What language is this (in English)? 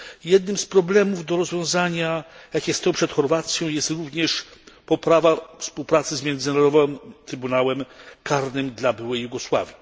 Polish